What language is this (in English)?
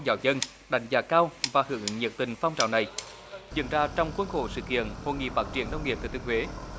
Vietnamese